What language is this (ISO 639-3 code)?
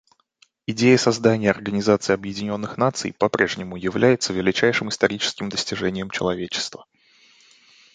rus